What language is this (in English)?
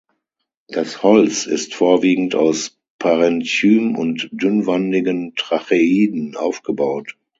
German